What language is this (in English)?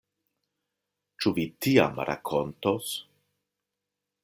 Esperanto